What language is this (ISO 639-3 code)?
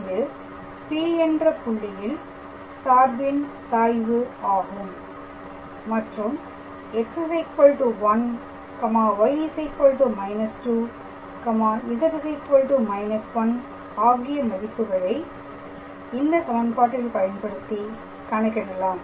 tam